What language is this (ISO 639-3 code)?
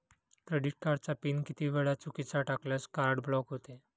mar